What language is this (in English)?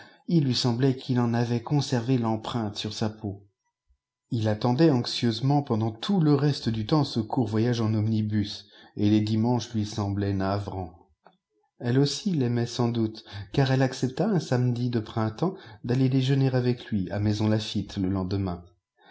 French